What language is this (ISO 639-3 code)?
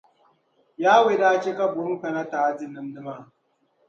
dag